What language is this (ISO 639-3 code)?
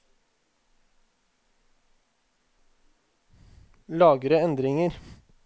nor